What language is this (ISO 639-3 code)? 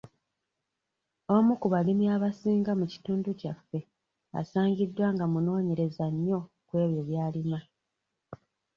lug